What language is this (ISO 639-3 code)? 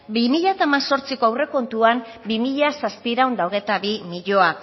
eus